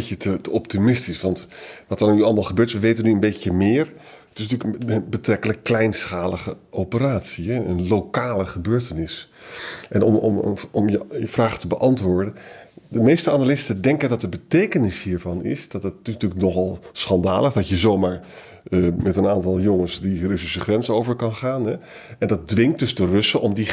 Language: Dutch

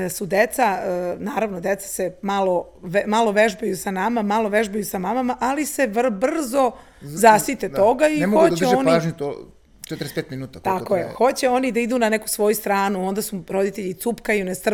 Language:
Croatian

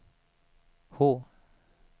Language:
Swedish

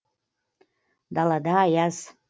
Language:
Kazakh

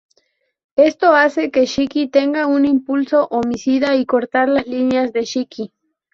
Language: Spanish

